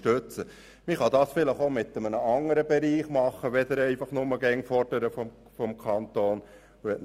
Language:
Swiss German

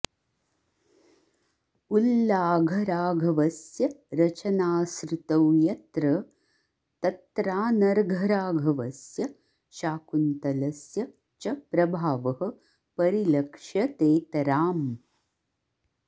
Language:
Sanskrit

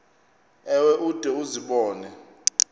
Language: Xhosa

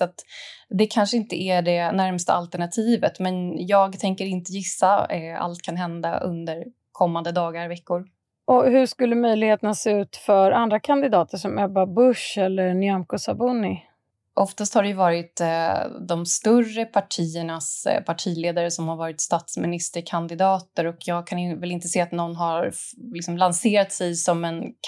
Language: Swedish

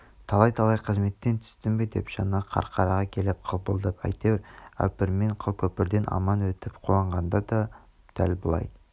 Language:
Kazakh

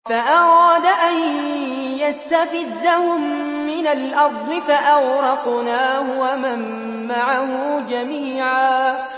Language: Arabic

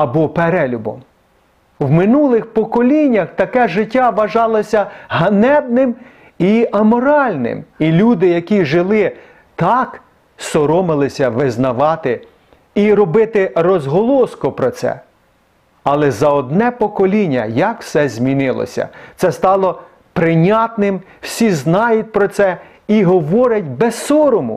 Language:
Ukrainian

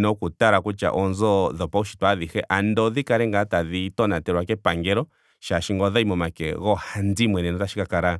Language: Ndonga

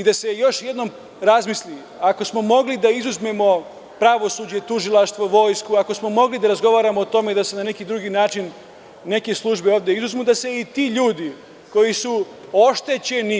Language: Serbian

